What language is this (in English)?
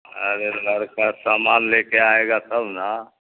Urdu